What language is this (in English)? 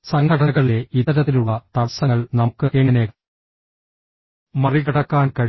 Malayalam